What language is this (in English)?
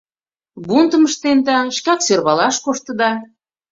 Mari